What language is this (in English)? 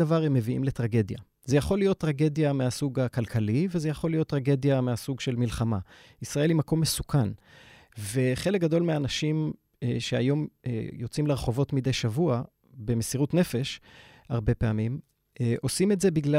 Hebrew